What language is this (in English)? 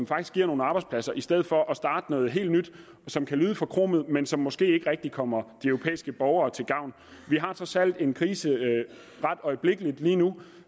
Danish